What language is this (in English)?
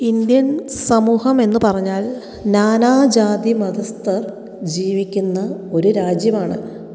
Malayalam